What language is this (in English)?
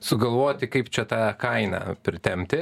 Lithuanian